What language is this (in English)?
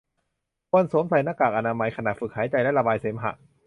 Thai